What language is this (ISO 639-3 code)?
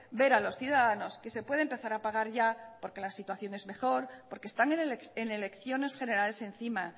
spa